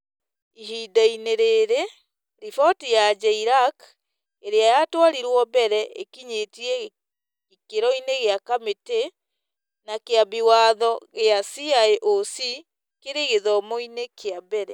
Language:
Kikuyu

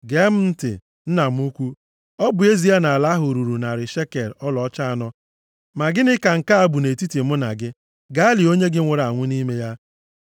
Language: Igbo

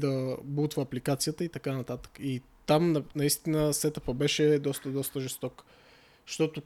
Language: Bulgarian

